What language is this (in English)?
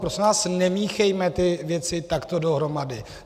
Czech